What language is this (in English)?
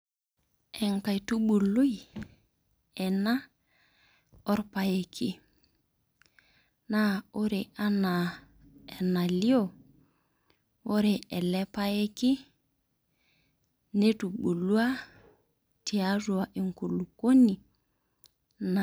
Masai